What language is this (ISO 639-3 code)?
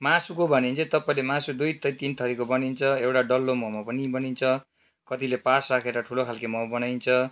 nep